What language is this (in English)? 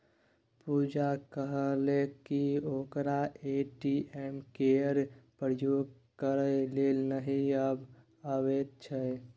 Maithili